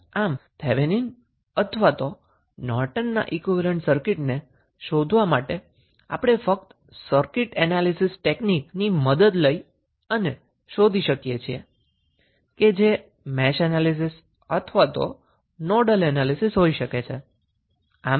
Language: Gujarati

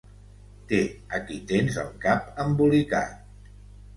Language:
Catalan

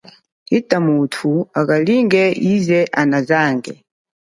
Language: Chokwe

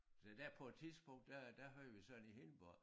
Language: Danish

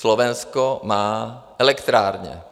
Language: Czech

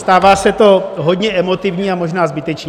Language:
Czech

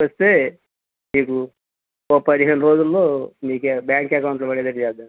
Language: Telugu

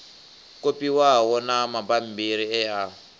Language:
Venda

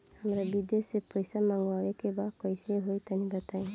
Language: Bhojpuri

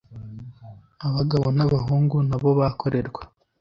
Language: Kinyarwanda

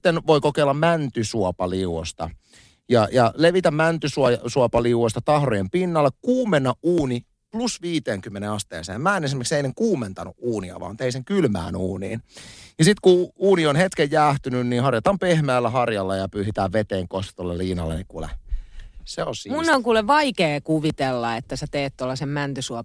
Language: Finnish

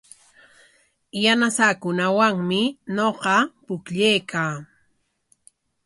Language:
Corongo Ancash Quechua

